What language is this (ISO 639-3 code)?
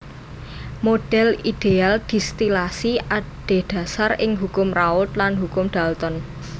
jav